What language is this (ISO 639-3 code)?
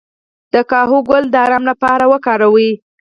pus